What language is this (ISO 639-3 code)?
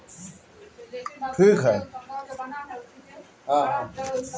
bho